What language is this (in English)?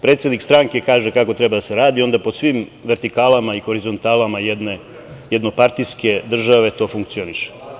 Serbian